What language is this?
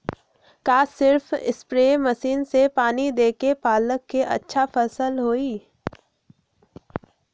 Magahi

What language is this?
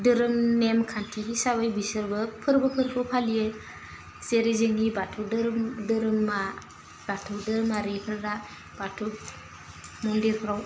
Bodo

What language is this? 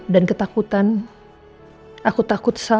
Indonesian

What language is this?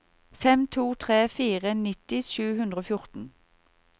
Norwegian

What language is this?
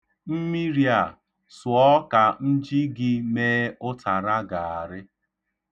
Igbo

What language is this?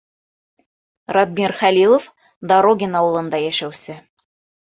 Bashkir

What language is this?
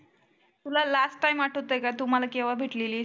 Marathi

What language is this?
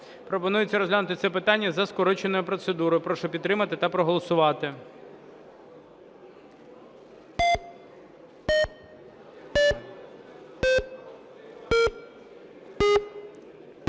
Ukrainian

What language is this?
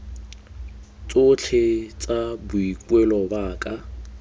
Tswana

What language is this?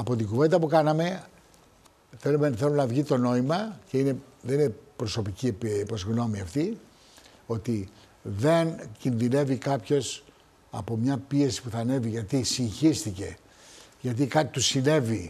Greek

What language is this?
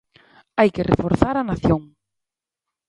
Galician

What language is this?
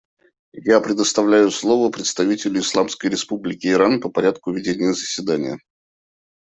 Russian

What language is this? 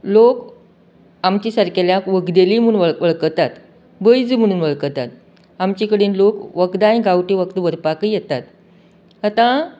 Konkani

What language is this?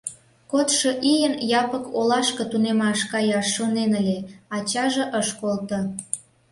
Mari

